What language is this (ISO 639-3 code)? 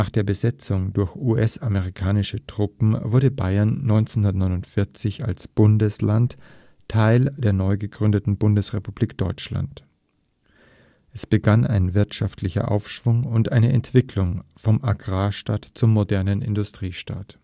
deu